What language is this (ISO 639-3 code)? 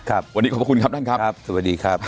tha